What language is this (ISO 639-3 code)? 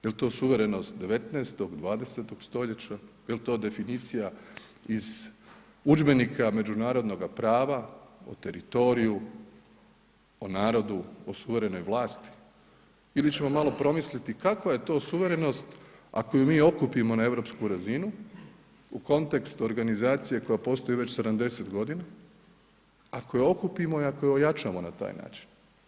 hrv